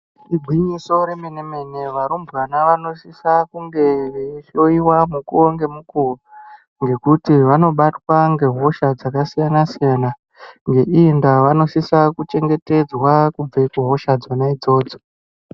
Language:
Ndau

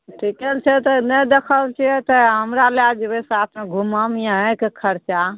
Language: Maithili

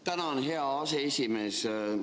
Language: Estonian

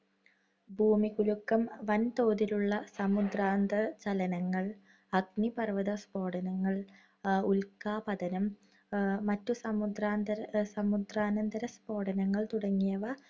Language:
Malayalam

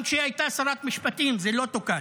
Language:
Hebrew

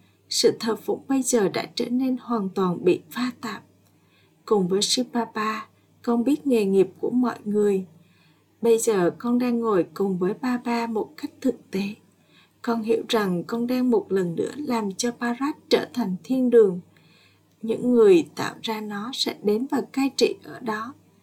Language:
Vietnamese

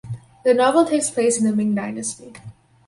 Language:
English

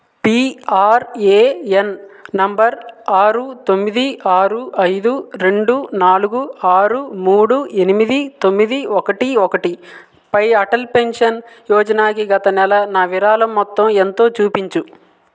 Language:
Telugu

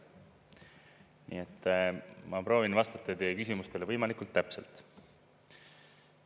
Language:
Estonian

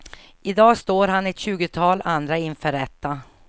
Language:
Swedish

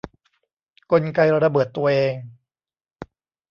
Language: Thai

